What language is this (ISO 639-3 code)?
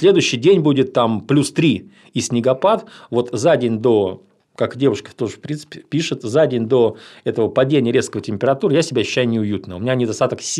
rus